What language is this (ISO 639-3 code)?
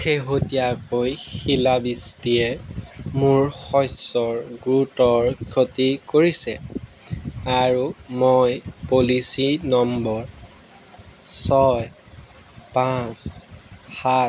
asm